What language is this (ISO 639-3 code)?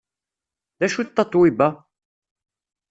kab